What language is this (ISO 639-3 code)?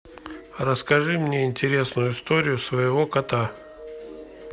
rus